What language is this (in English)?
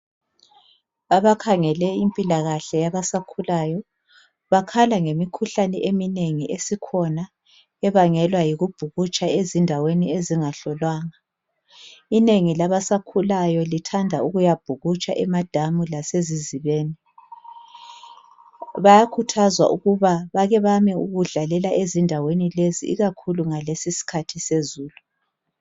North Ndebele